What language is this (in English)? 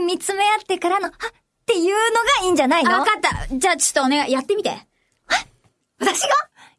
Japanese